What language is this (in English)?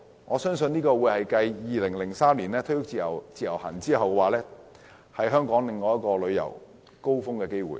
Cantonese